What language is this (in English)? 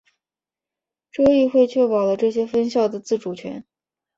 Chinese